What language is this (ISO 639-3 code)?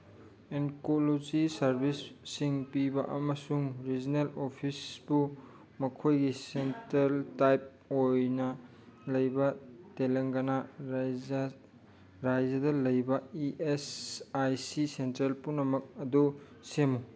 mni